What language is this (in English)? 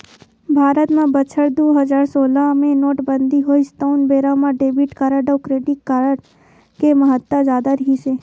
Chhattisgarhi